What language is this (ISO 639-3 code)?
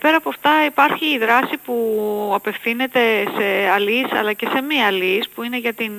ell